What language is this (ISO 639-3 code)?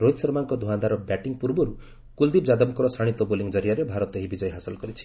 ori